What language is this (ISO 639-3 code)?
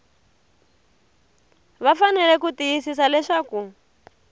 tso